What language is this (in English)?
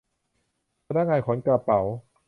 Thai